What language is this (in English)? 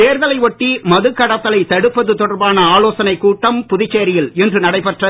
Tamil